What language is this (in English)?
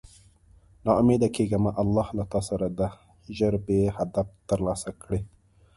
Pashto